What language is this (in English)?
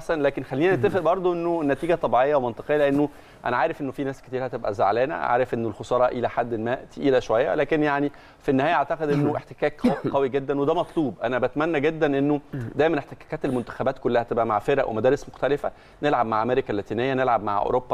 Arabic